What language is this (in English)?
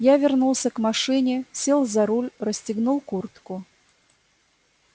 Russian